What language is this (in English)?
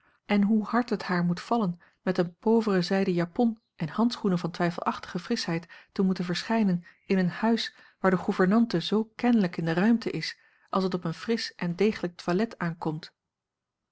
Dutch